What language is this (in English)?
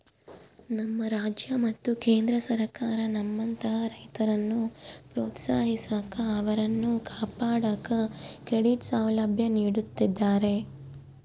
Kannada